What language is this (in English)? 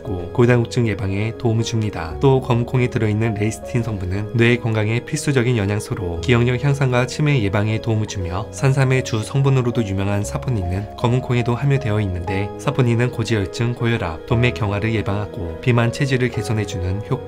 Korean